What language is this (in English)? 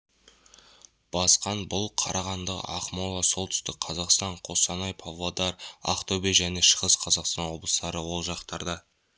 Kazakh